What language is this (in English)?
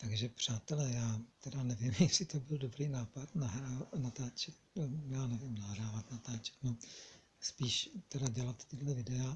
Czech